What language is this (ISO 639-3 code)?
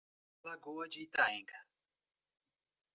por